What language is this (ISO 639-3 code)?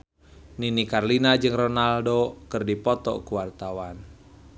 sun